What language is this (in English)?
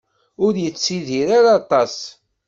Kabyle